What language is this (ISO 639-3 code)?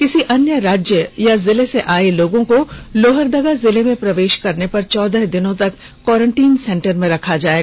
hin